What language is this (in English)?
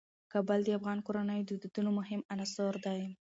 Pashto